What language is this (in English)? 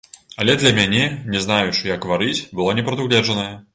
Belarusian